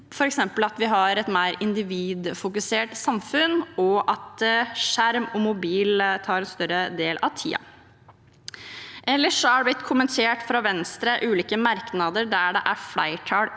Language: Norwegian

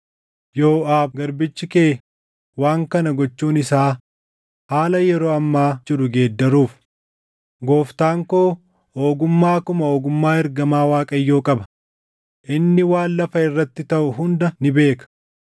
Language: Oromo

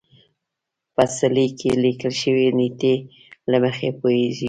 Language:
Pashto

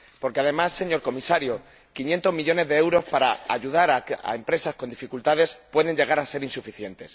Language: Spanish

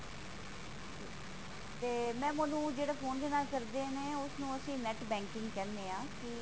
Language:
Punjabi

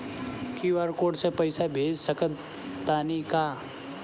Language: Bhojpuri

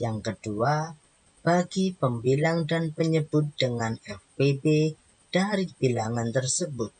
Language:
Indonesian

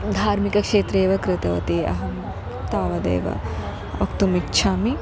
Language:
Sanskrit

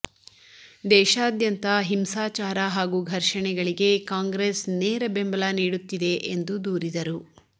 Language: Kannada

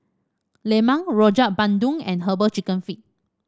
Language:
English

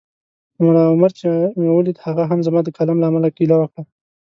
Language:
Pashto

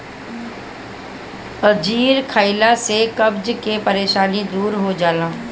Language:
Bhojpuri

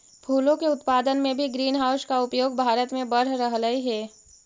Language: Magahi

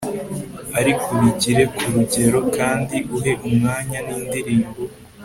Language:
Kinyarwanda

